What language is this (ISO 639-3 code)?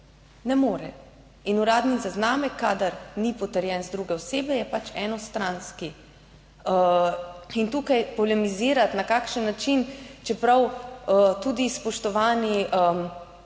slv